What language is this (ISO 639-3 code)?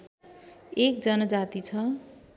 nep